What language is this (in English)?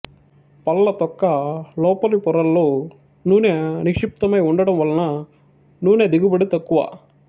Telugu